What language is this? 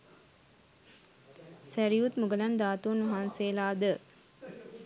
Sinhala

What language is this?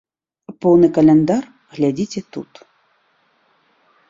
Belarusian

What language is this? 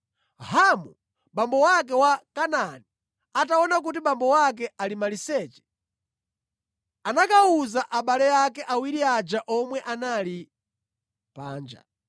Nyanja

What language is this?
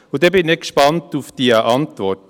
Swiss German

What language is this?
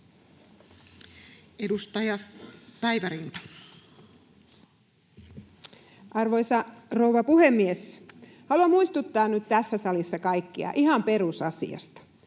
Finnish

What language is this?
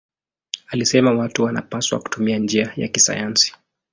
Swahili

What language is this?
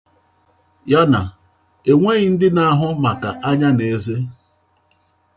Igbo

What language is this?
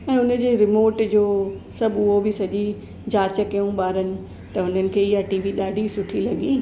Sindhi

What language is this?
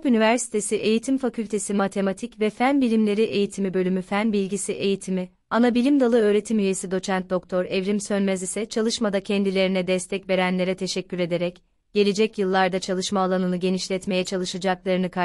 Turkish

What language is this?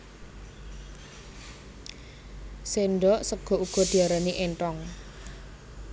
Javanese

